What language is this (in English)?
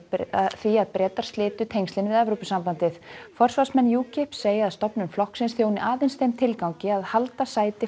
Icelandic